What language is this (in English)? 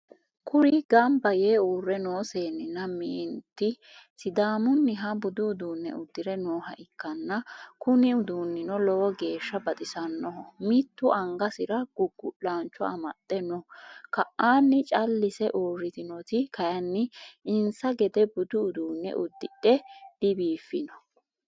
Sidamo